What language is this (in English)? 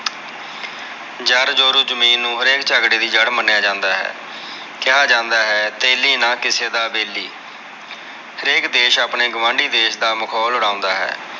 Punjabi